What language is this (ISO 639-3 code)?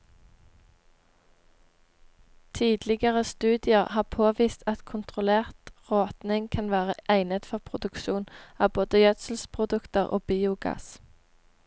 nor